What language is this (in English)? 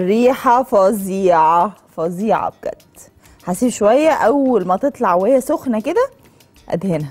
Arabic